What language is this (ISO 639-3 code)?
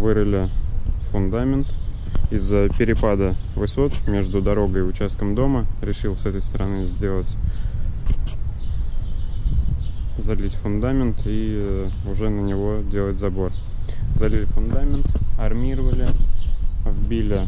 rus